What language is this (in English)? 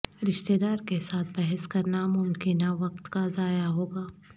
Urdu